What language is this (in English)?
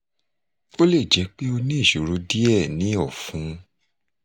Yoruba